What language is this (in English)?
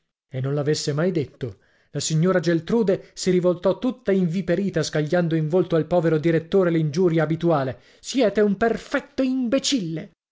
Italian